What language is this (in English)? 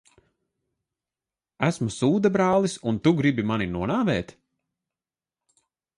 Latvian